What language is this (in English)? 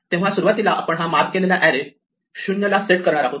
Marathi